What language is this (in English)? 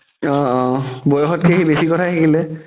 Assamese